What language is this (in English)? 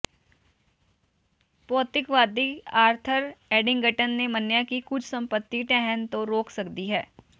Punjabi